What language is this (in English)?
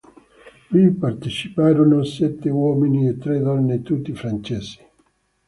Italian